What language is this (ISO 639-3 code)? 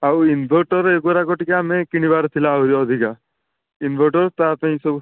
ori